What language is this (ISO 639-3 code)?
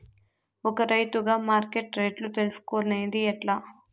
tel